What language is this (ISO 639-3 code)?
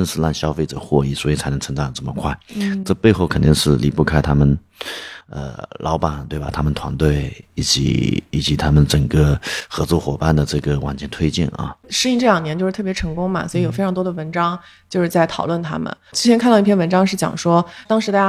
zho